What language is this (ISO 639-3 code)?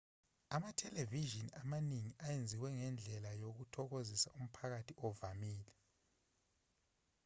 zul